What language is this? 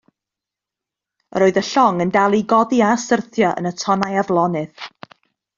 Welsh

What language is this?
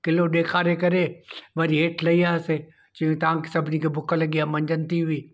Sindhi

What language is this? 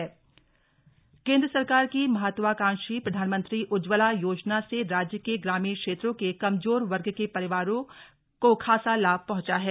Hindi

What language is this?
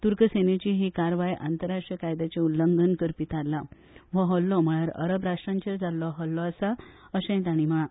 Konkani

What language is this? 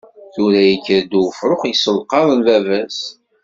Kabyle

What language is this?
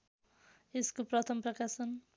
Nepali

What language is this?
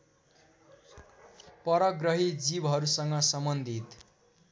Nepali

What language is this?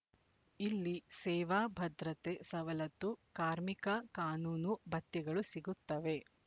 Kannada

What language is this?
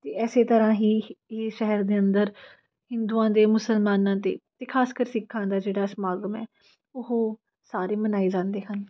Punjabi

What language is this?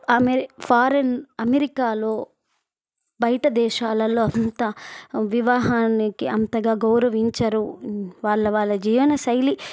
Telugu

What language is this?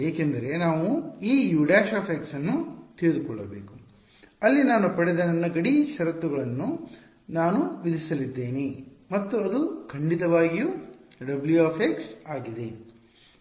Kannada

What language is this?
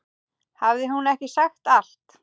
Icelandic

